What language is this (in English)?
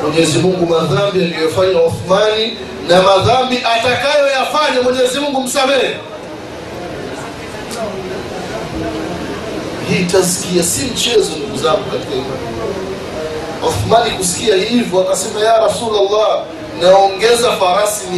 Swahili